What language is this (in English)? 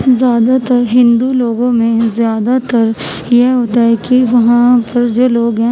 Urdu